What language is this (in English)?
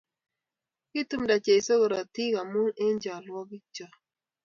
Kalenjin